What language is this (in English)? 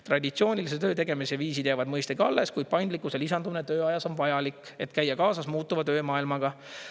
Estonian